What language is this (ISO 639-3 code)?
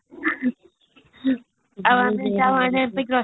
ori